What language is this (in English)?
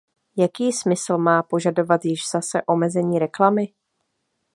Czech